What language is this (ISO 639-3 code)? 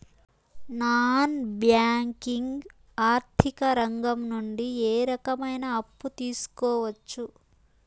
tel